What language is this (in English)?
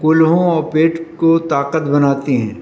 Urdu